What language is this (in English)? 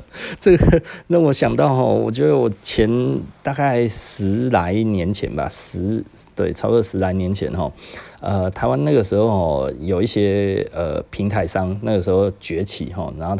Chinese